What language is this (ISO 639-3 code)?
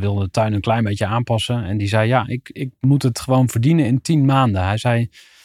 nld